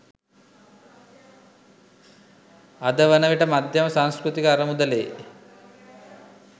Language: Sinhala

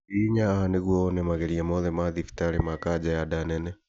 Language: Kikuyu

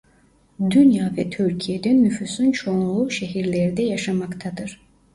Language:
Turkish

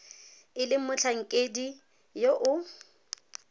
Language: Tswana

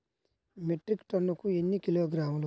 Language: Telugu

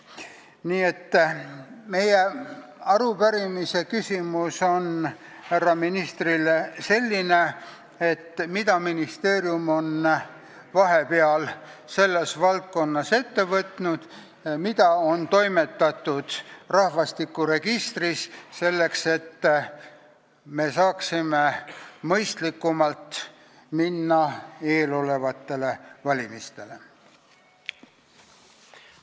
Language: Estonian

